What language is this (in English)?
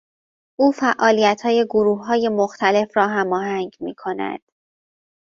Persian